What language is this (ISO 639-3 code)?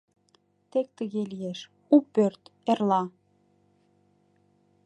chm